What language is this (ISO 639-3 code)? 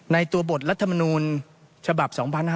tha